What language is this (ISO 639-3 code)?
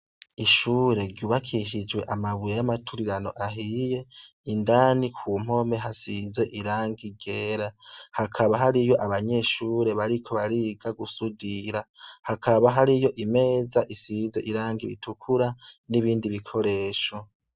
run